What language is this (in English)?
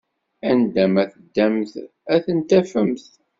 Kabyle